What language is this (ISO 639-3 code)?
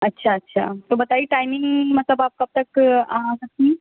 urd